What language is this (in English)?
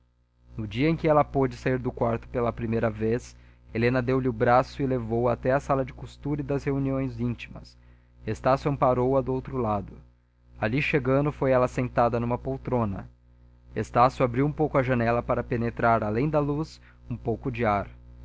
Portuguese